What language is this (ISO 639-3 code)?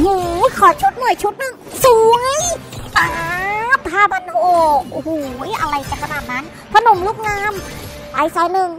tha